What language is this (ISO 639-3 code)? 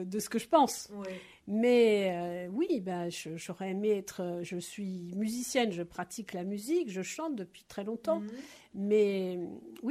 fra